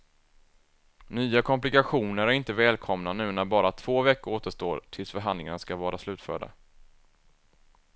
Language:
Swedish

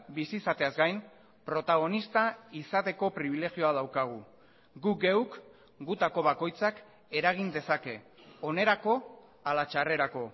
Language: Basque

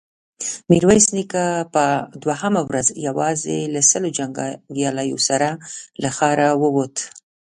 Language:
Pashto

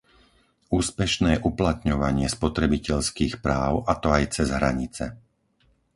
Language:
Slovak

